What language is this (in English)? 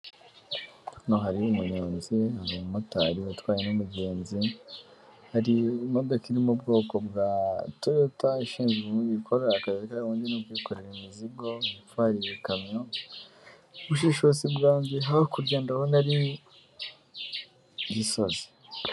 Kinyarwanda